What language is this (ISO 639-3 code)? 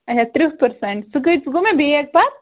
kas